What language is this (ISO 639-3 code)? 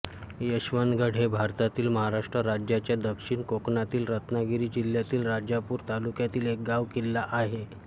mar